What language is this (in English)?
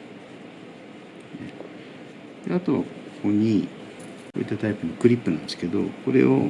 Japanese